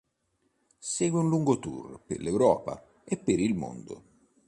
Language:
Italian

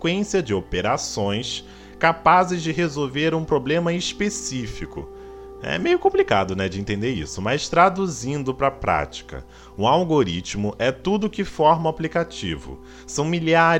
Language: Portuguese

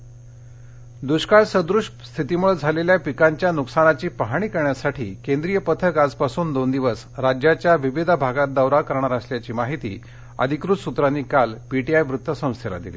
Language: Marathi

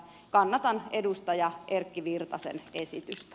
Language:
Finnish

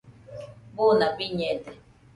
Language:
Nüpode Huitoto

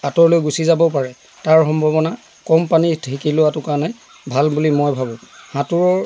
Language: Assamese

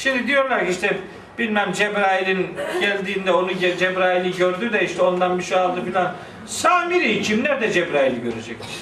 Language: Turkish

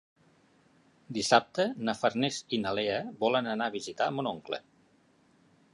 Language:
Catalan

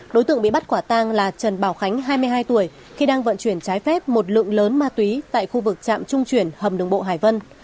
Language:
Vietnamese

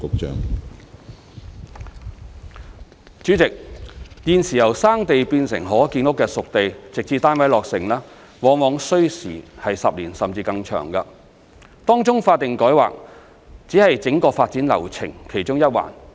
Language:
Cantonese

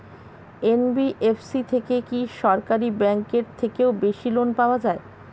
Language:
Bangla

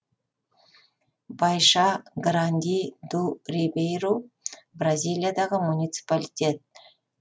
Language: Kazakh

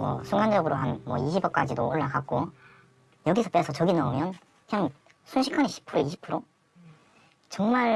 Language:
Korean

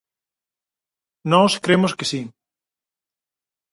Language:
Galician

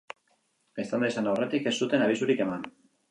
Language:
Basque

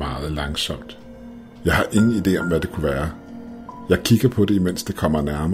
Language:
Danish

